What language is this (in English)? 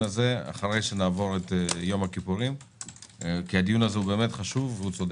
Hebrew